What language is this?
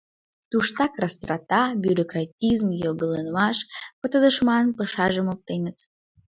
Mari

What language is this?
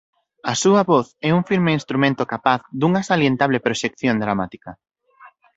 Galician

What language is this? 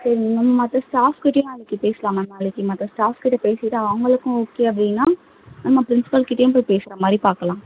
Tamil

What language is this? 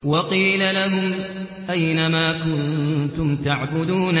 Arabic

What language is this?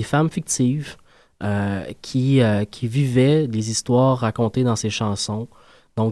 French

